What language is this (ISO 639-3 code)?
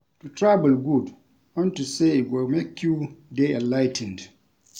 pcm